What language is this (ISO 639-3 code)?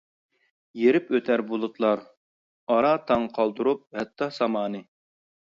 uig